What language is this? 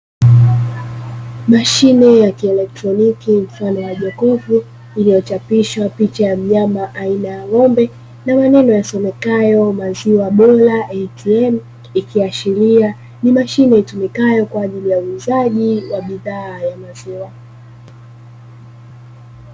Swahili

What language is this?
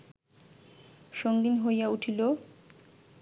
Bangla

